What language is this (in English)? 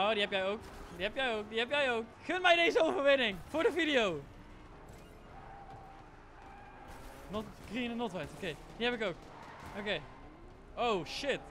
Dutch